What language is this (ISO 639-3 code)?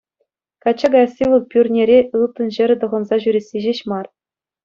chv